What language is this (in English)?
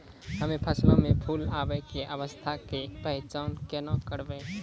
Maithili